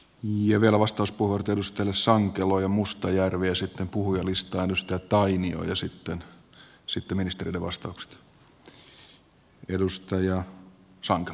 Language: Finnish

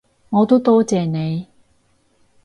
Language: Cantonese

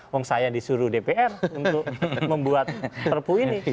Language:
Indonesian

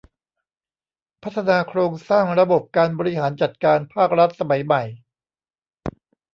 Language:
Thai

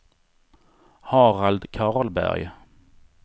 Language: Swedish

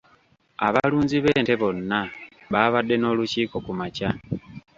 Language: Ganda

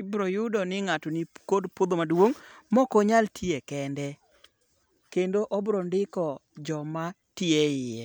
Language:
Luo (Kenya and Tanzania)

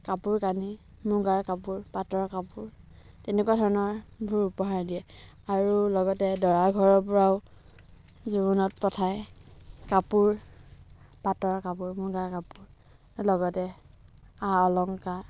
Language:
Assamese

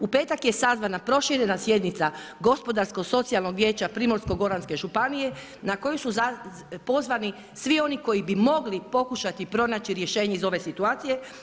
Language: Croatian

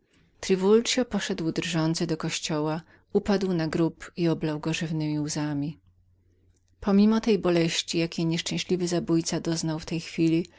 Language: Polish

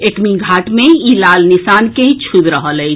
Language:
Maithili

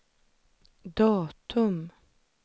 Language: Swedish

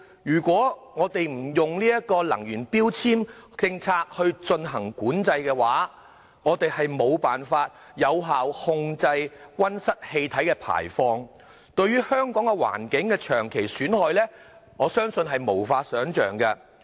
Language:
Cantonese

